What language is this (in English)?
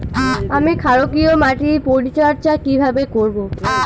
Bangla